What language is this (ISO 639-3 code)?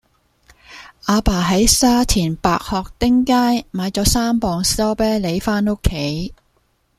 yue